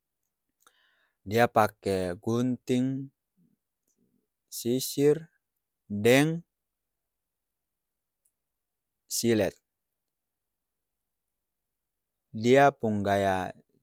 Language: Ambonese Malay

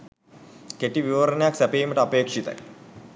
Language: Sinhala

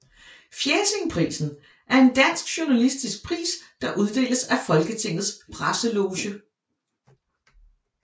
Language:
Danish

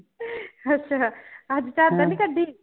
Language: Punjabi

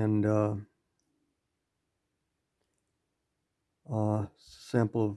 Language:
English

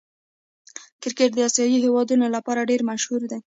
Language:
Pashto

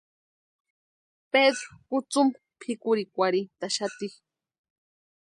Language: Western Highland Purepecha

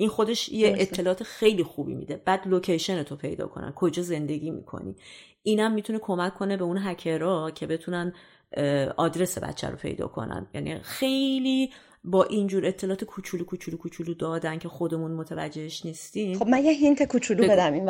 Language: Persian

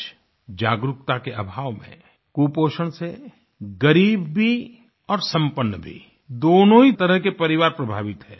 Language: Hindi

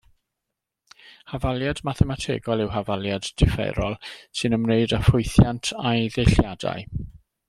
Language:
Welsh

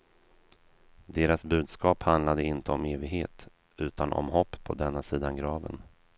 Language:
Swedish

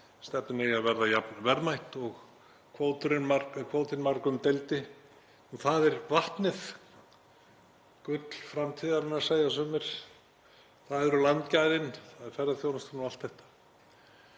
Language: Icelandic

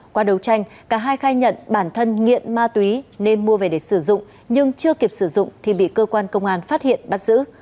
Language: Vietnamese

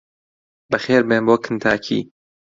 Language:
Central Kurdish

